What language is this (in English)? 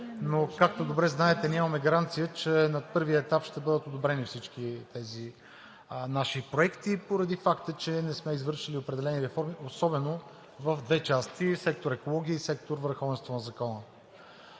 Bulgarian